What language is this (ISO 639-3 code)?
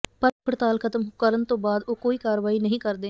pan